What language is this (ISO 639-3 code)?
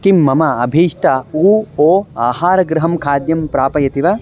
san